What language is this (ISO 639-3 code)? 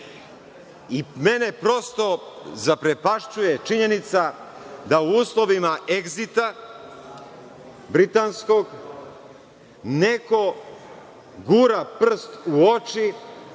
srp